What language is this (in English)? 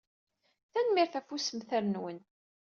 Kabyle